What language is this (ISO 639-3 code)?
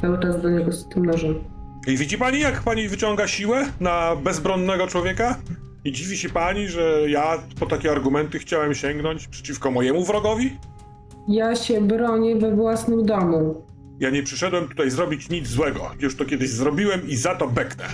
pol